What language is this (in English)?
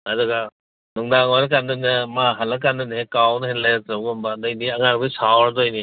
Manipuri